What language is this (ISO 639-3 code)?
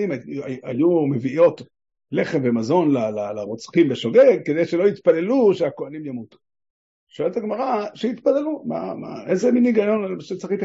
heb